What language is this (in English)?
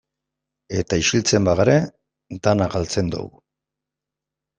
Basque